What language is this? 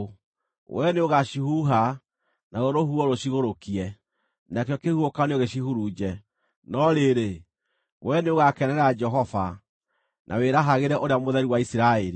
Kikuyu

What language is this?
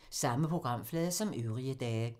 Danish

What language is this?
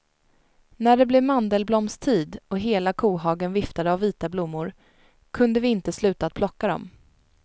Swedish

